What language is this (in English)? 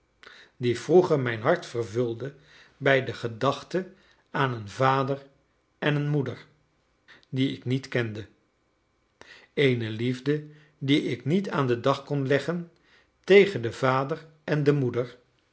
Dutch